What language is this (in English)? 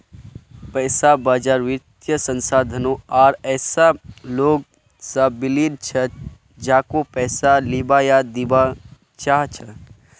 Magahi